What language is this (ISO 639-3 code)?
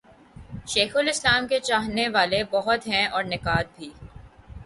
urd